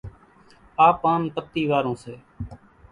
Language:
Kachi Koli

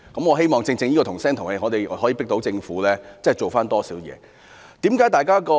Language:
Cantonese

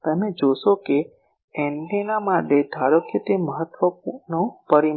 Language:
Gujarati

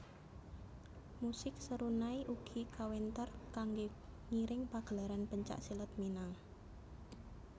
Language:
Javanese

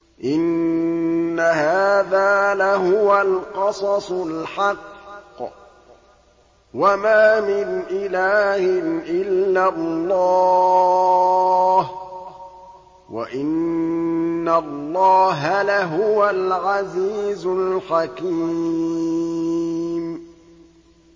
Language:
Arabic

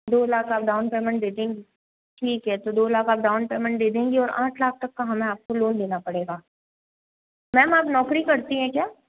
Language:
Hindi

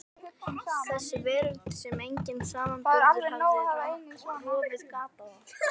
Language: Icelandic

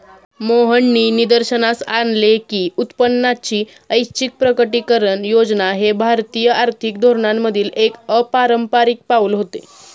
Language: Marathi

